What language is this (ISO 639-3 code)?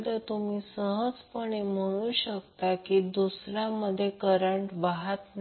mar